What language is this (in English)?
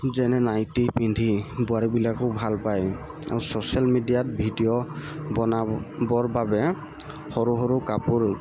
Assamese